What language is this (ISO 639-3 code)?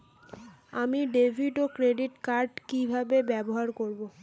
ben